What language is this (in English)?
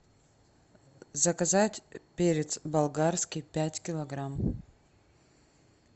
Russian